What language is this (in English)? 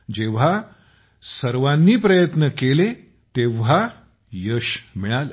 Marathi